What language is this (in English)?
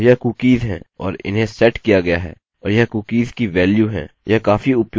Hindi